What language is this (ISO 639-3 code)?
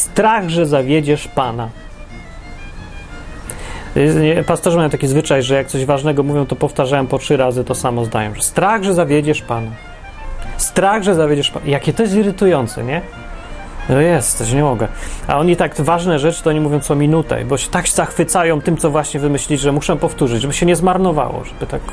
pol